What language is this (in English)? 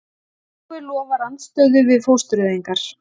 Icelandic